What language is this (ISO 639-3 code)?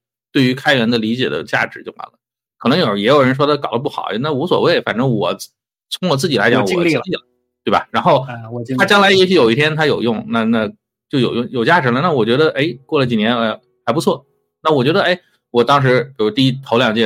zho